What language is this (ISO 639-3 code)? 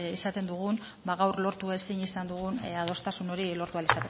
eus